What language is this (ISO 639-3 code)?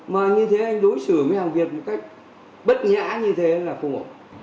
vie